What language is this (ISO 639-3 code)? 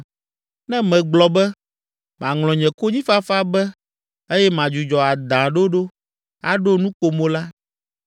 ewe